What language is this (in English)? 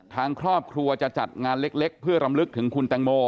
Thai